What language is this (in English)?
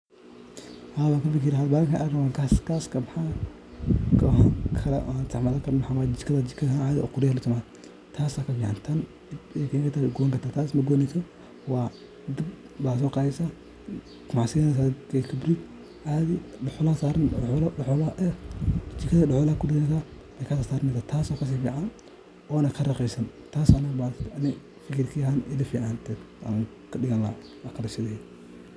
Somali